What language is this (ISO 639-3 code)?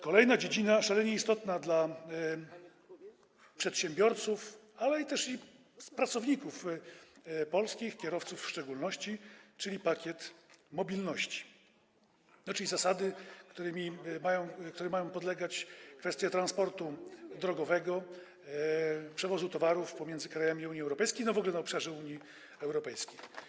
pol